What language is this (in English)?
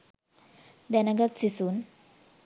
Sinhala